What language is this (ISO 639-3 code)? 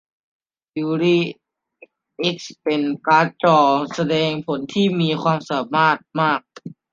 tha